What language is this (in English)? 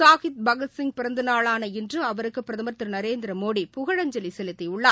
Tamil